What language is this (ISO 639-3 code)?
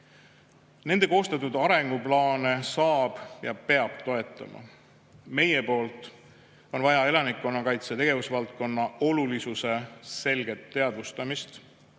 est